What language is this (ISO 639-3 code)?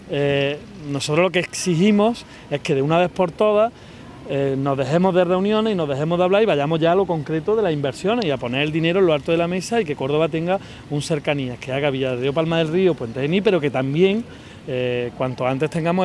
spa